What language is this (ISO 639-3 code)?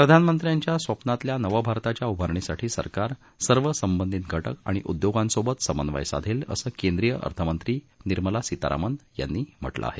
mar